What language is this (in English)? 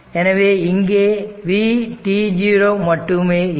Tamil